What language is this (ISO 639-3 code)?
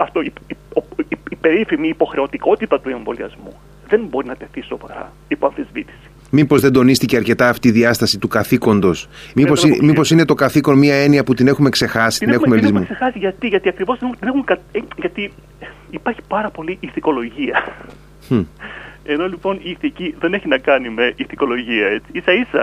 ell